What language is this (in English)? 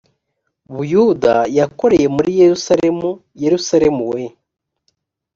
Kinyarwanda